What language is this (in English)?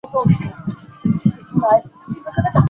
Chinese